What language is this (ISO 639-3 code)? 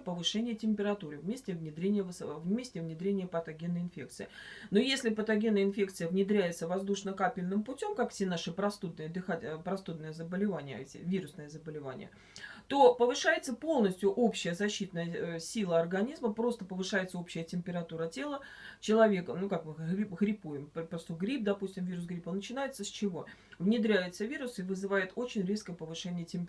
rus